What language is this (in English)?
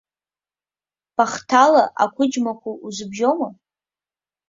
Abkhazian